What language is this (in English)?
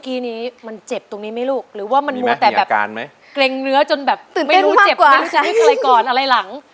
Thai